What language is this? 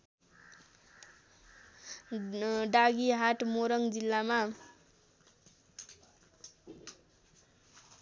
Nepali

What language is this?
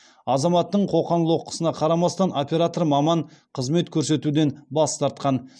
Kazakh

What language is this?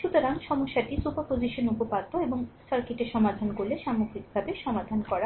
Bangla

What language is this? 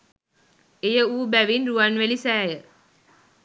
Sinhala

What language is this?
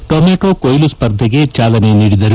Kannada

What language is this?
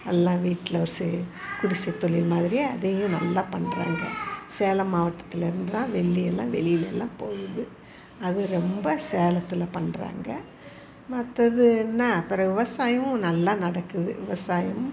Tamil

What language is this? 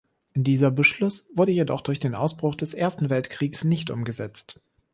German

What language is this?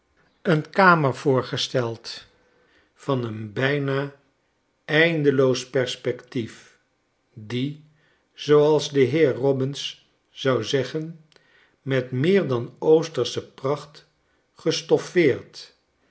Dutch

